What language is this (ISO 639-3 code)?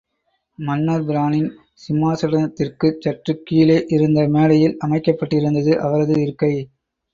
tam